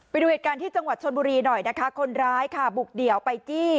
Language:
Thai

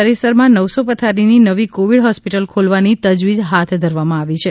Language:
Gujarati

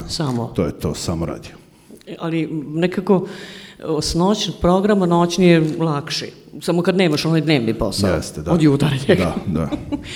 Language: Croatian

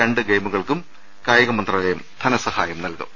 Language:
Malayalam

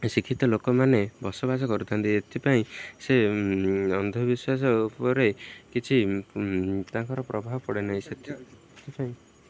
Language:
Odia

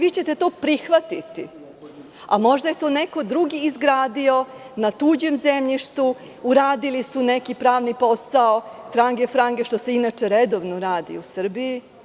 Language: Serbian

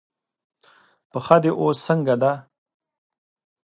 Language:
Pashto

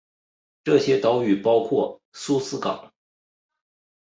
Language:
Chinese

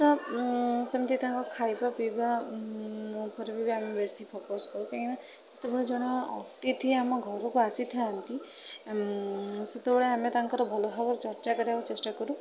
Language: Odia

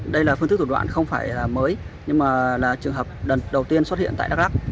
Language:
Vietnamese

